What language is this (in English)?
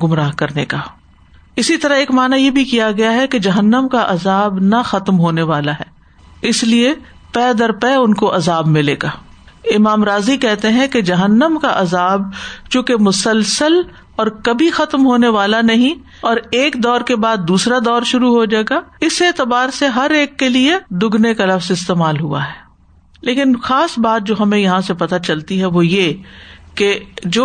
Urdu